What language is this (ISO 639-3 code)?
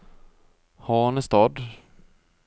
nor